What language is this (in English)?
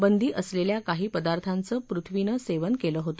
Marathi